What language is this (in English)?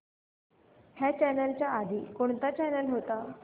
Marathi